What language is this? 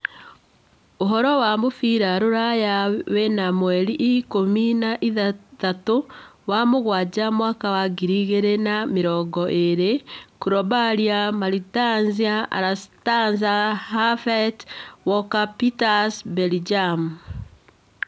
Kikuyu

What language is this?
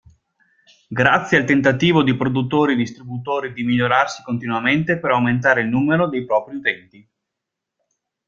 Italian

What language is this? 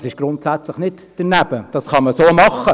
Swiss German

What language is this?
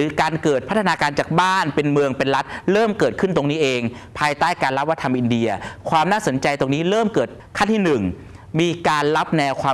Thai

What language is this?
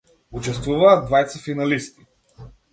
Macedonian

